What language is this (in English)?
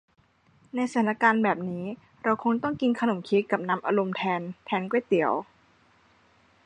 Thai